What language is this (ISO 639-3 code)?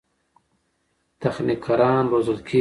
pus